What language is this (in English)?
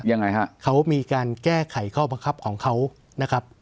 Thai